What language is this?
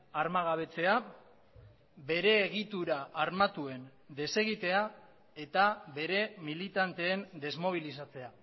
Basque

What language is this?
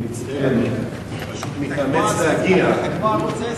Hebrew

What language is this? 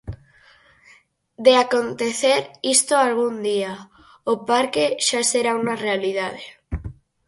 Galician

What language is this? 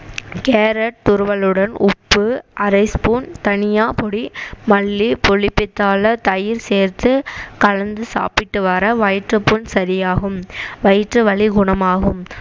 Tamil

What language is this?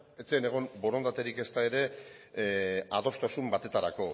Basque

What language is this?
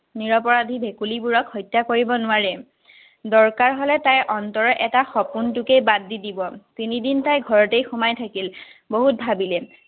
Assamese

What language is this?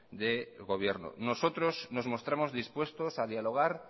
Spanish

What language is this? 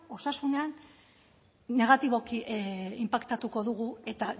Basque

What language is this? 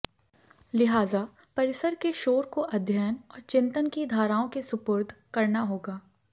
Hindi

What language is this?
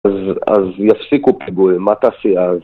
Hebrew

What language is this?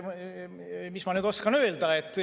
Estonian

